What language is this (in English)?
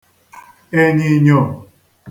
Igbo